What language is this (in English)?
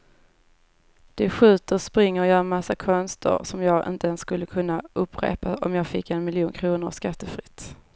Swedish